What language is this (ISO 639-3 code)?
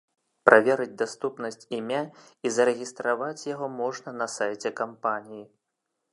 bel